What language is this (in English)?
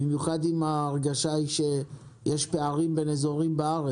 Hebrew